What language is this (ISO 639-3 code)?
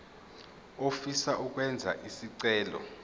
zul